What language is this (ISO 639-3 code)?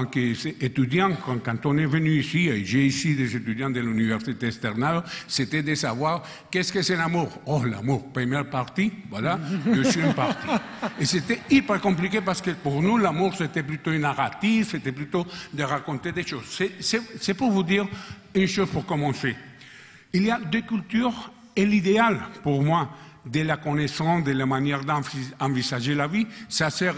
fra